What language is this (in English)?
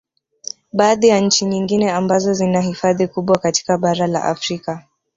Swahili